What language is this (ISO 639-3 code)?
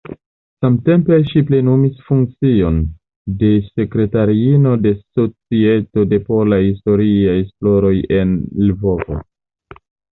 epo